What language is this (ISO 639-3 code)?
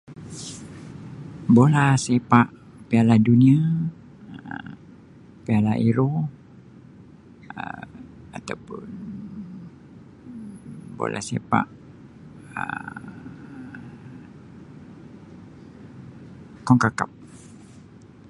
msi